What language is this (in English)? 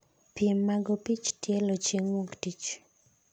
Luo (Kenya and Tanzania)